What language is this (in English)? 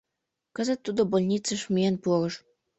Mari